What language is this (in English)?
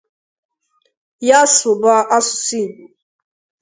Igbo